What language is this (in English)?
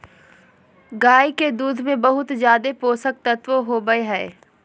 Magahi